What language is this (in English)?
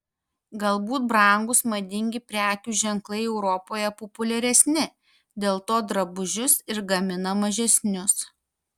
Lithuanian